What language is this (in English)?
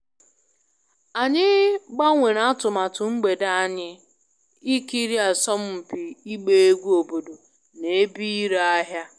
Igbo